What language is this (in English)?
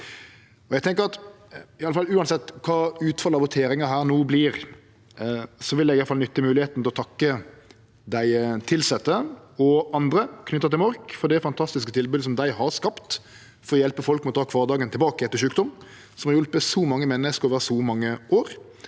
Norwegian